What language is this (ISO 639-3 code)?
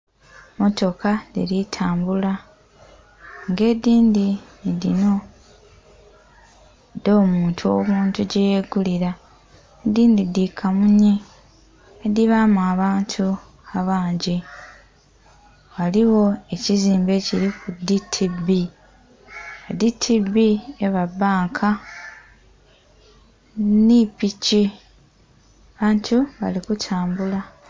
xog